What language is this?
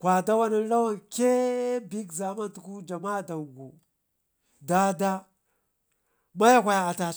Ngizim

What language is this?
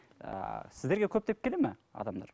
Kazakh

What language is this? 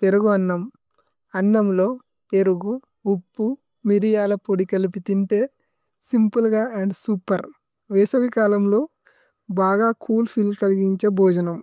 Tulu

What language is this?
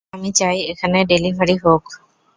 Bangla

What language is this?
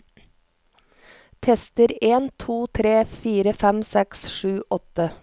Norwegian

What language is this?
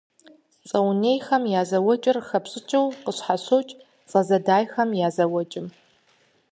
Kabardian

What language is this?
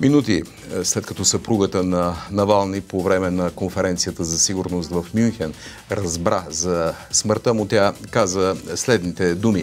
Bulgarian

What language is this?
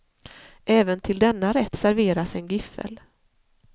Swedish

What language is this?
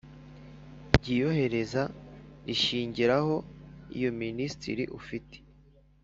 Kinyarwanda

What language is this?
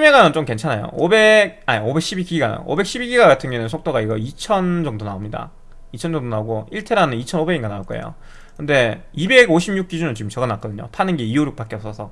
Korean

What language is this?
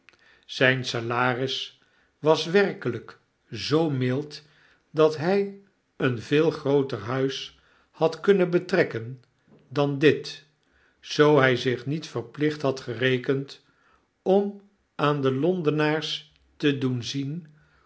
Dutch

